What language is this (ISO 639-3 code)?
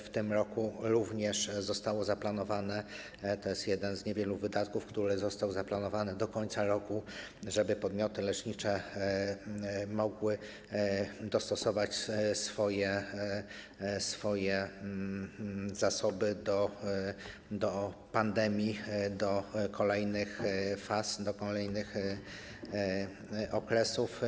pol